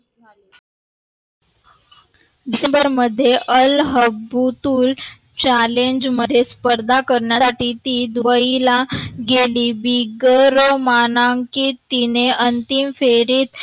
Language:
Marathi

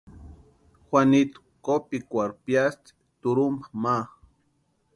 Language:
Western Highland Purepecha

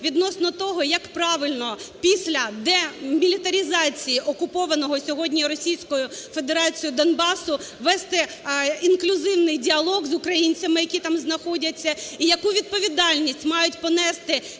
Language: Ukrainian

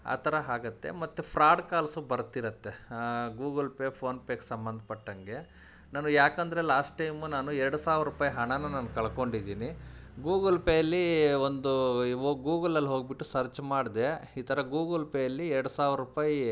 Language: Kannada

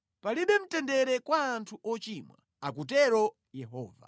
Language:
Nyanja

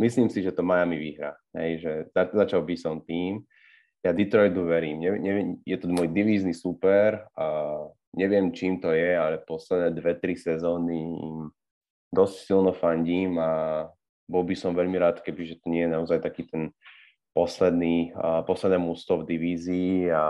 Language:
Slovak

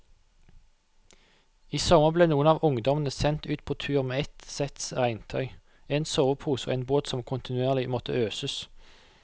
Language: Norwegian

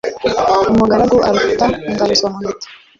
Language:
Kinyarwanda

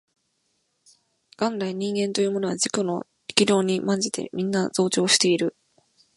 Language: Japanese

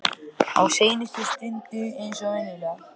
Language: Icelandic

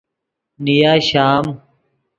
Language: Yidgha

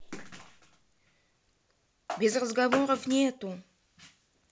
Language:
Russian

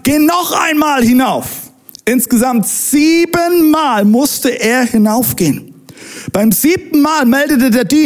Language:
German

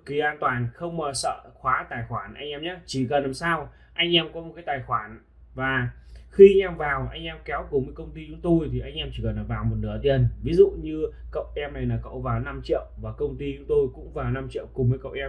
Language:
Vietnamese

